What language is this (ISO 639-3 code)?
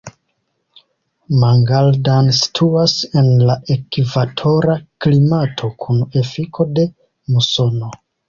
epo